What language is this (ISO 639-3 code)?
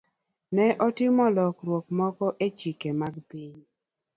luo